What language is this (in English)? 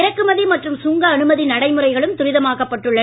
Tamil